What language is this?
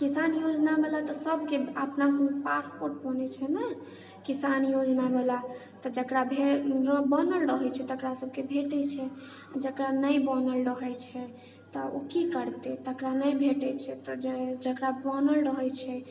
Maithili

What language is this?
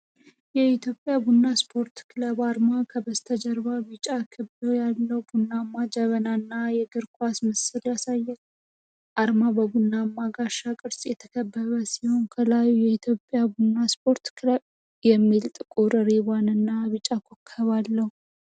Amharic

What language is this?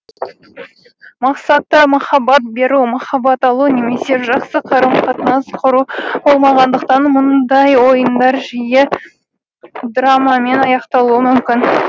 Kazakh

